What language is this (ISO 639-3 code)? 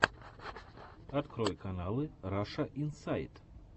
rus